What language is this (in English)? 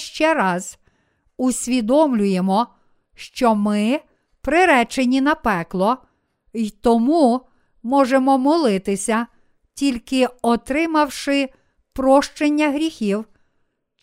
Ukrainian